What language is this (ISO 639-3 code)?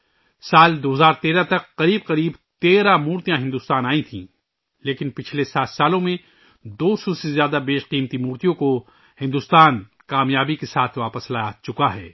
urd